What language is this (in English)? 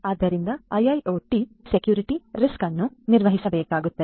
Kannada